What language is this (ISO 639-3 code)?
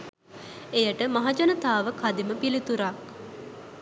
sin